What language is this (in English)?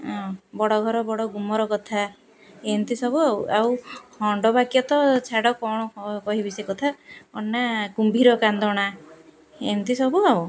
Odia